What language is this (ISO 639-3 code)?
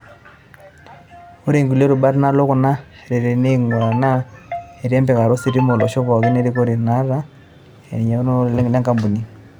mas